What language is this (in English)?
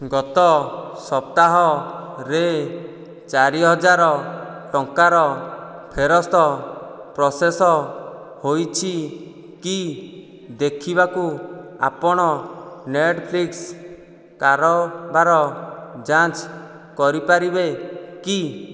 Odia